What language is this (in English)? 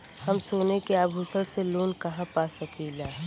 Bhojpuri